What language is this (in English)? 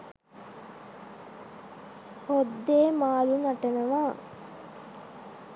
Sinhala